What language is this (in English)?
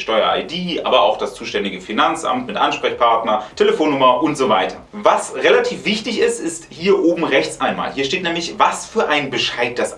German